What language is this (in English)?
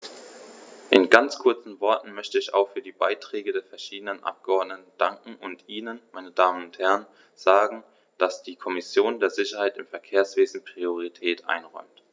German